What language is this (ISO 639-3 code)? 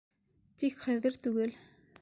bak